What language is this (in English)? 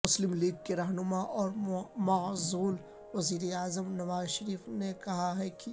Urdu